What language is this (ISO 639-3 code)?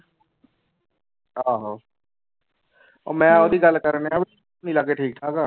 pan